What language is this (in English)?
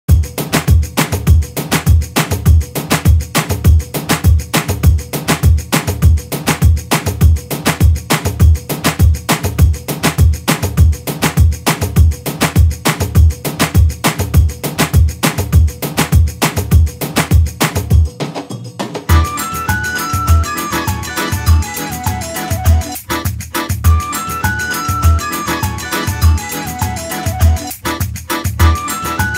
Hungarian